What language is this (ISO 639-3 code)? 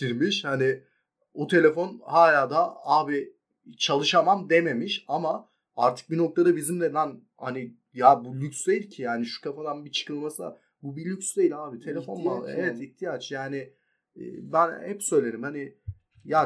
tur